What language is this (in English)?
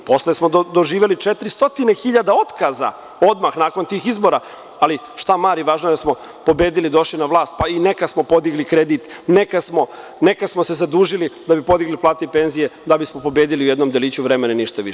Serbian